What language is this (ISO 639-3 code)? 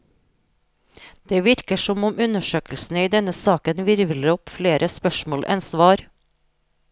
nor